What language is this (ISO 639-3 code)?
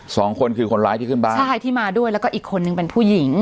tha